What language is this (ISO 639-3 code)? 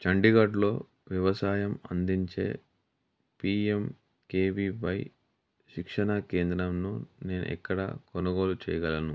tel